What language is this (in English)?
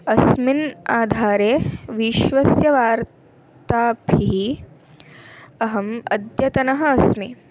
Sanskrit